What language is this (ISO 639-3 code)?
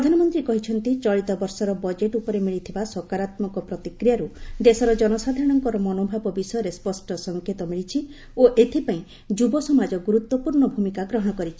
ori